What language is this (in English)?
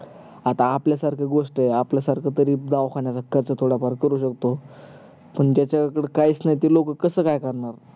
Marathi